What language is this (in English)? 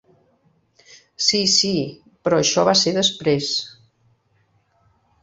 Catalan